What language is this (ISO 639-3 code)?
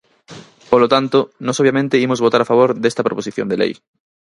glg